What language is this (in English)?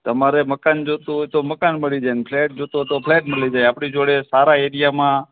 Gujarati